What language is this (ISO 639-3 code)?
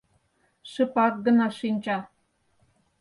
chm